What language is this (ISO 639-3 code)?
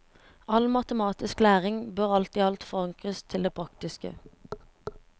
nor